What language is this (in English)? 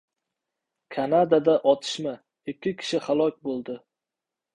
Uzbek